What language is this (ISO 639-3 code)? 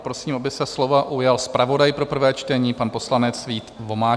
ces